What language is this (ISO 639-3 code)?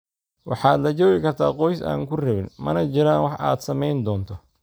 som